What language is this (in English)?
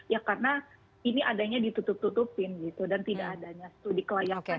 Indonesian